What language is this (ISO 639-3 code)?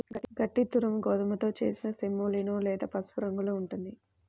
tel